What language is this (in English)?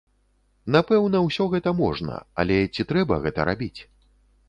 Belarusian